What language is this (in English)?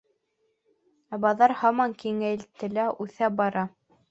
Bashkir